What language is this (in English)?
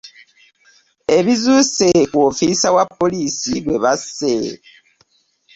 Ganda